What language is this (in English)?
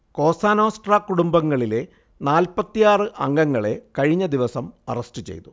Malayalam